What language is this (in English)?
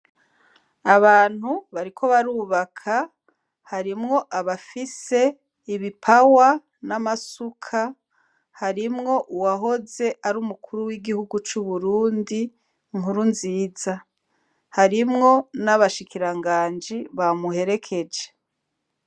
Rundi